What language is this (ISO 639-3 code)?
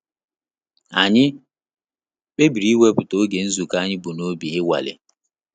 ibo